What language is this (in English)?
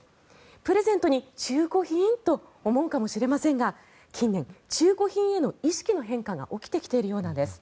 Japanese